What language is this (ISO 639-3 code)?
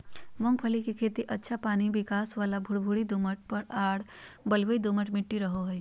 mag